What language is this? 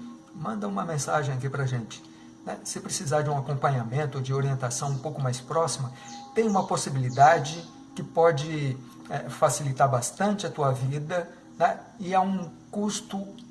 Portuguese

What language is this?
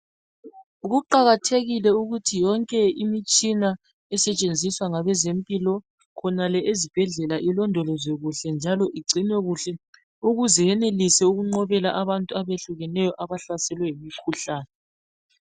North Ndebele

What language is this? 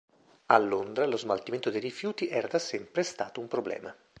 Italian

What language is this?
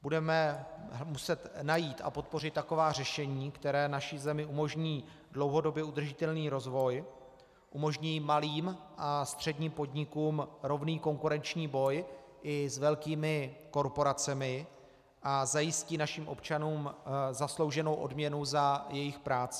Czech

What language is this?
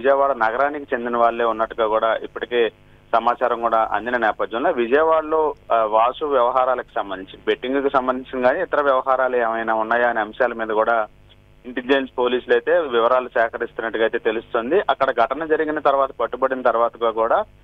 Telugu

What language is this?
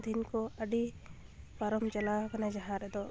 Santali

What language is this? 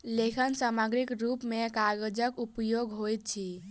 Maithili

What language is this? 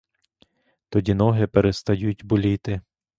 Ukrainian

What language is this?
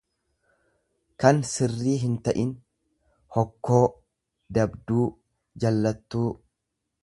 Oromo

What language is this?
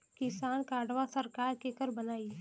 Bhojpuri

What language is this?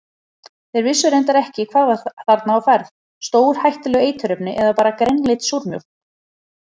Icelandic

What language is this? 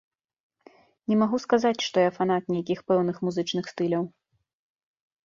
Belarusian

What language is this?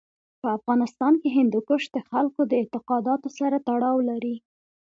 Pashto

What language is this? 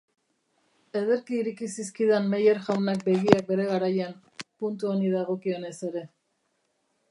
Basque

